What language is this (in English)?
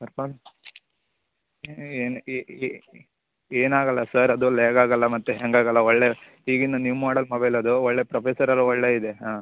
Kannada